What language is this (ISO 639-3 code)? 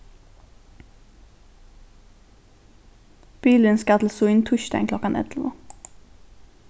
fao